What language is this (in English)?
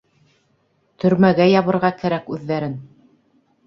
Bashkir